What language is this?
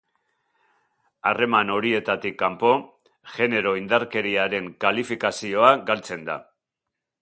Basque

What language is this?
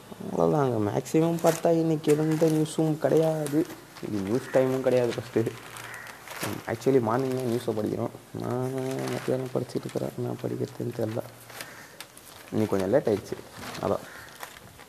Tamil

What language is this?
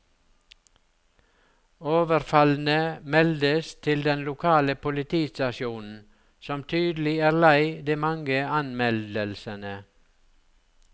Norwegian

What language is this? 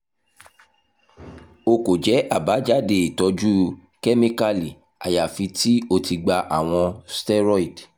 Yoruba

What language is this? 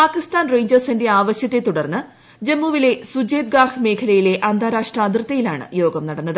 Malayalam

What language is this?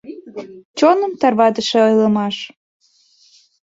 Mari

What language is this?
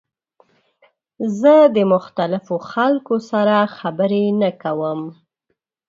Pashto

